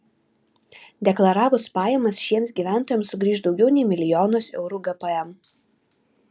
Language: Lithuanian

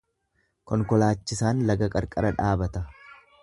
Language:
Oromo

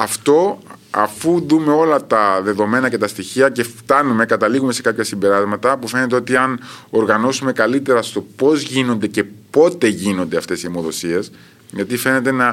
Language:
Greek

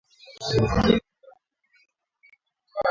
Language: Swahili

